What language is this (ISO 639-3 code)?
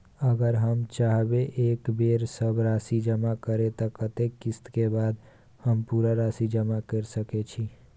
mai